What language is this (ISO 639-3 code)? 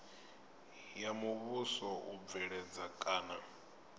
ven